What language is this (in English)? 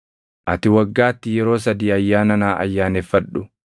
Oromo